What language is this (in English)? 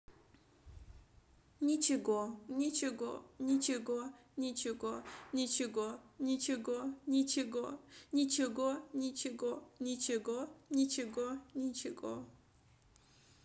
Russian